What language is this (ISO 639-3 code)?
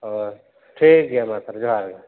sat